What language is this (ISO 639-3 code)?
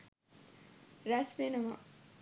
sin